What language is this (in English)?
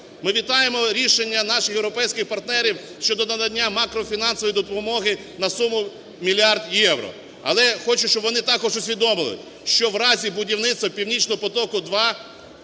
Ukrainian